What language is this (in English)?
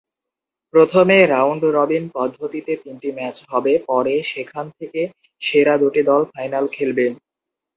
Bangla